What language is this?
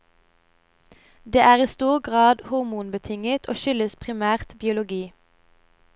Norwegian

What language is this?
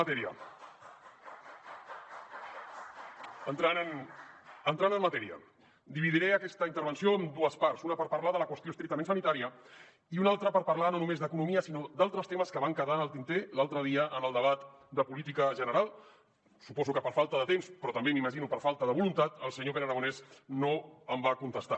Catalan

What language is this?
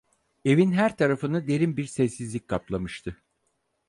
Turkish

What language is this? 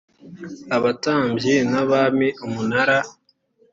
Kinyarwanda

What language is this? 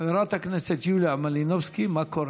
Hebrew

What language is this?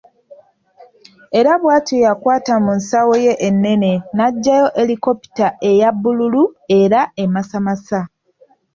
Ganda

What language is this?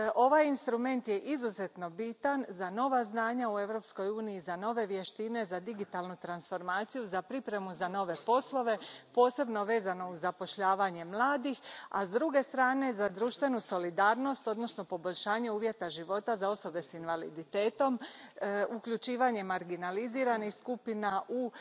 Croatian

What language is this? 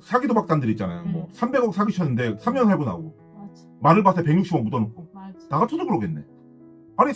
Korean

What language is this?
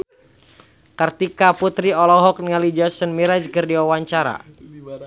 Sundanese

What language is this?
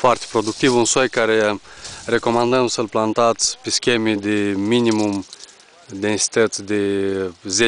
Romanian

